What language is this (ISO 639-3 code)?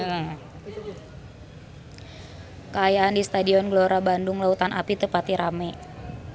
sun